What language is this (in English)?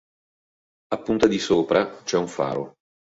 Italian